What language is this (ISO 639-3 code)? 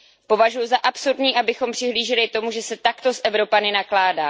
ces